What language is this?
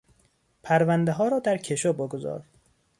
Persian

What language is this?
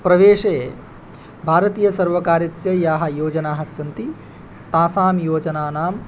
Sanskrit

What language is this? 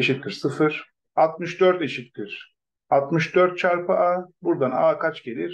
Turkish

